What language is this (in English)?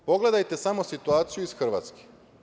Serbian